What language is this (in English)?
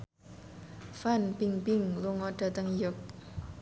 Javanese